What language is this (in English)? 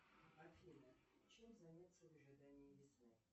Russian